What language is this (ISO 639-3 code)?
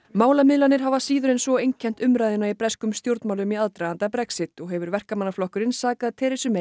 isl